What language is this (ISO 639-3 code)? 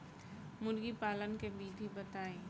bho